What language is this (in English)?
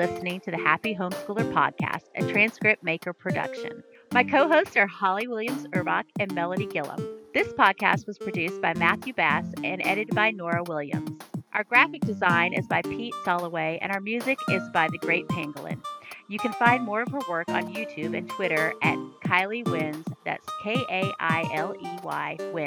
English